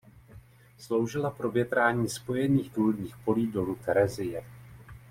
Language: Czech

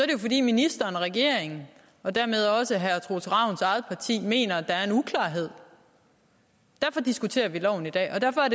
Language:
Danish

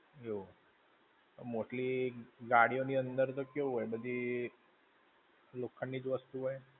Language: Gujarati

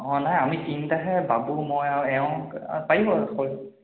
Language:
Assamese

